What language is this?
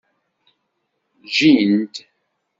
Kabyle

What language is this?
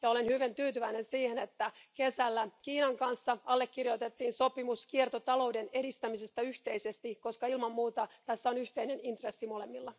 Finnish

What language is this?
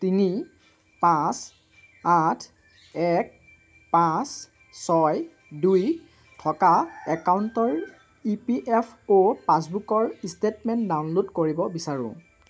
Assamese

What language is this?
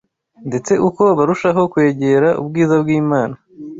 Kinyarwanda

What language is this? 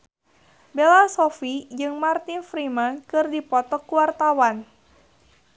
Sundanese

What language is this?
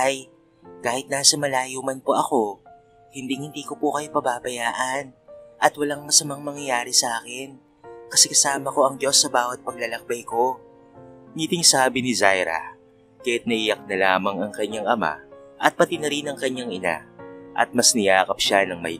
Filipino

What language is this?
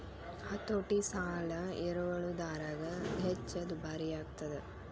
Kannada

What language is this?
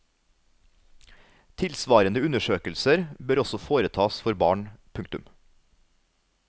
Norwegian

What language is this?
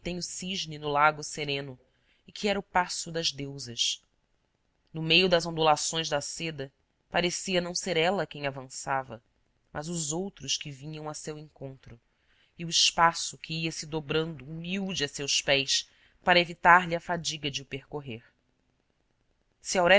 Portuguese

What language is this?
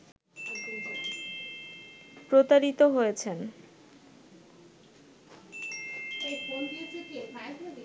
Bangla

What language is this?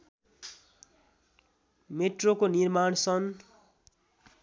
Nepali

